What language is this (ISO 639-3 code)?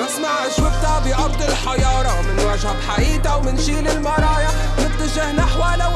ara